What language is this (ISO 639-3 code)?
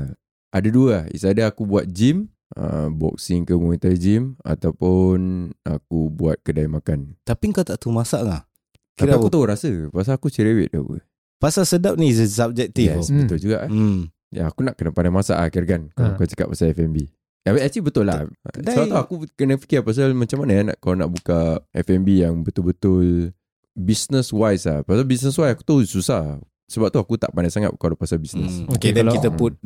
msa